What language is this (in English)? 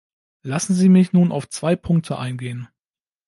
German